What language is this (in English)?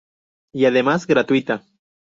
Spanish